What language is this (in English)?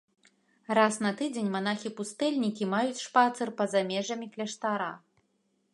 Belarusian